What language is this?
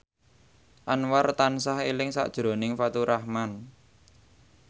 Javanese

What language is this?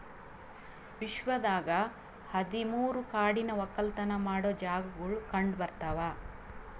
Kannada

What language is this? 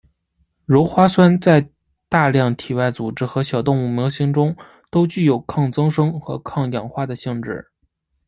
Chinese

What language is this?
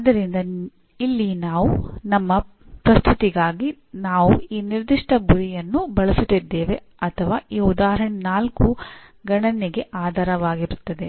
Kannada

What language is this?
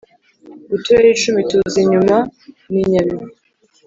Kinyarwanda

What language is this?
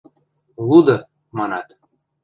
Western Mari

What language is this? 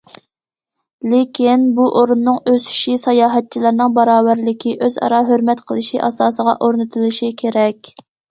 Uyghur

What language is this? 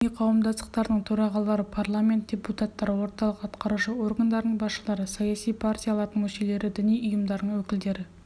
Kazakh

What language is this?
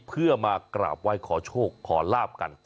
Thai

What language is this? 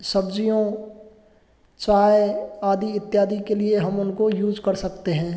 Hindi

